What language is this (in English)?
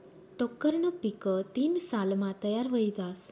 Marathi